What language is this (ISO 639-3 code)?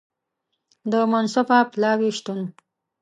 pus